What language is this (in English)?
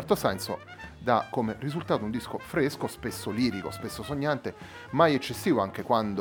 Italian